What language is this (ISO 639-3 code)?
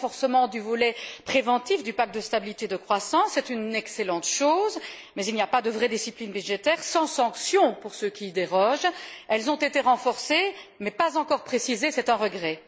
fra